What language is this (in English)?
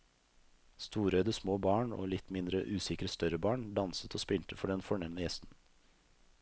Norwegian